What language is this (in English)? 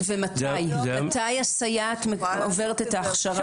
Hebrew